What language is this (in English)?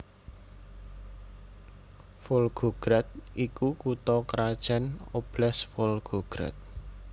Javanese